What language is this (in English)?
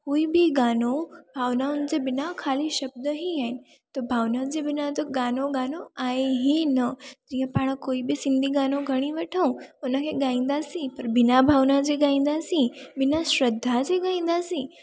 Sindhi